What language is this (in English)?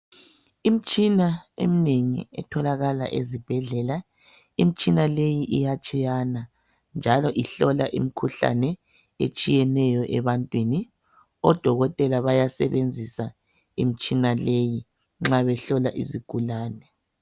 North Ndebele